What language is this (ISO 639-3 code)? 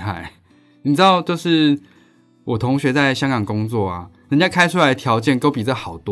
zho